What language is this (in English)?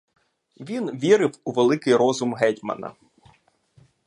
Ukrainian